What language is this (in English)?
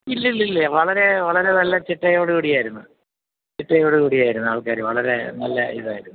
Malayalam